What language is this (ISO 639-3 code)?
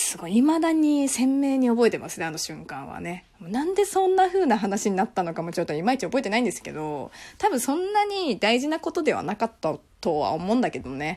jpn